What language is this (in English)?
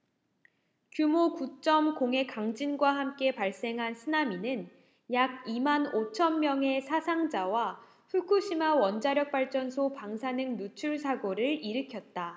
Korean